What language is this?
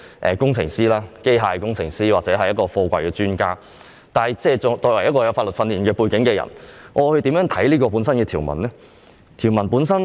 Cantonese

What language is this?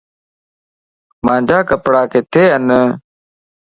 Lasi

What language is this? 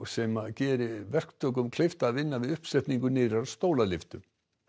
Icelandic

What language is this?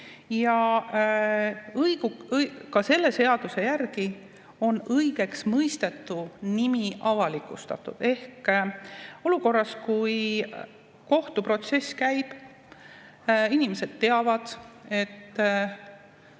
Estonian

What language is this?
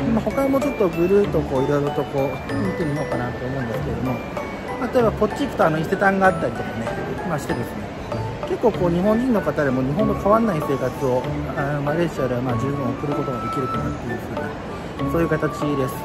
Japanese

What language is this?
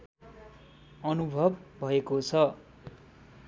Nepali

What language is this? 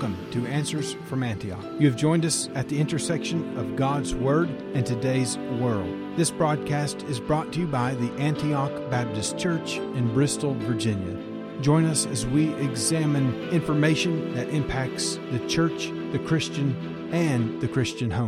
English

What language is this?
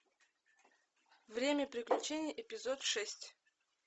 Russian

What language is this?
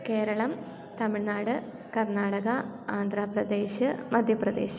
Malayalam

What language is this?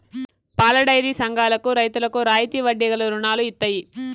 Telugu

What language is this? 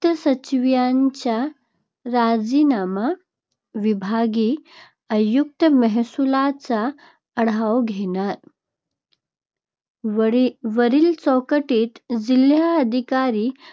Marathi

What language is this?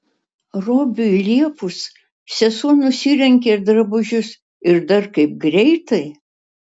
Lithuanian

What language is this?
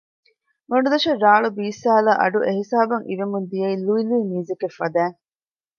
Divehi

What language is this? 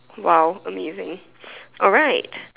English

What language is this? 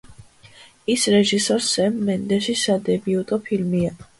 Georgian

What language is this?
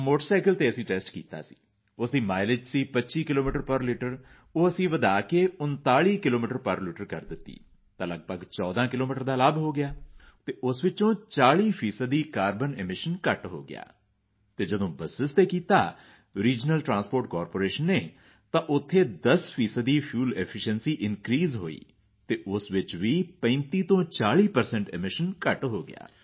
Punjabi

